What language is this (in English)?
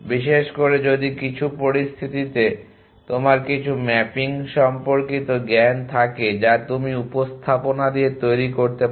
Bangla